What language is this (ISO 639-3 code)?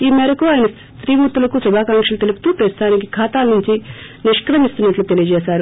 tel